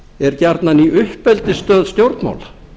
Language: Icelandic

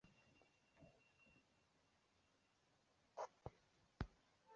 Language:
Chinese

